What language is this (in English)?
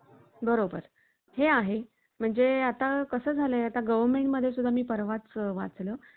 Marathi